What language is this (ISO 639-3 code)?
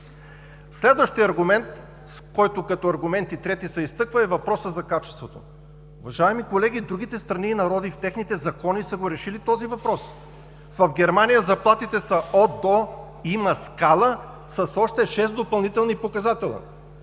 bul